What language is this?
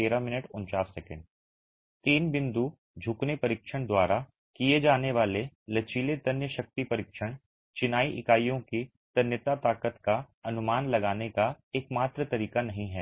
Hindi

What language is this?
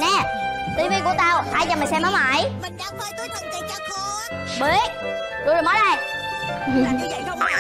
Vietnamese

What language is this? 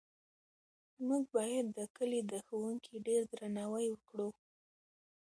Pashto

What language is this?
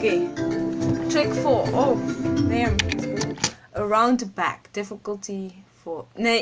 Dutch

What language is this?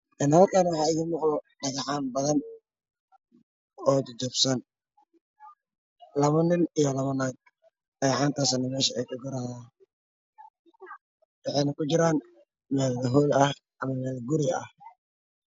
Somali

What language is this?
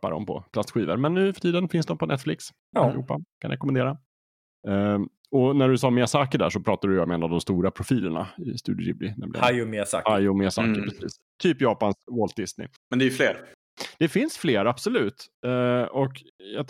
Swedish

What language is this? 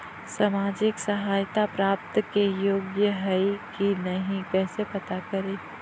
Magahi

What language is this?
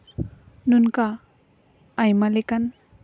Santali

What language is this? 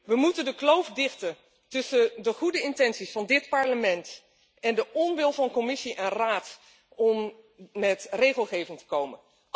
Dutch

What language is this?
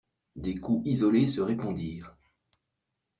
French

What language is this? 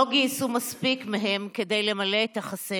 Hebrew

